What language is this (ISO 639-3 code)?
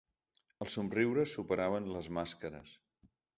cat